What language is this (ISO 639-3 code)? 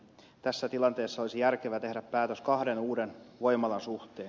fin